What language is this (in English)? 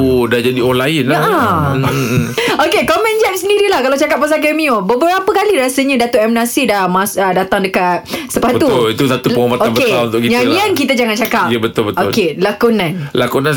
Malay